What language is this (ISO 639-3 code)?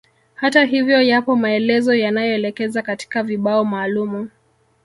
swa